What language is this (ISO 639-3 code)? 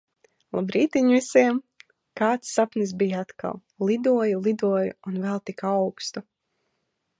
lav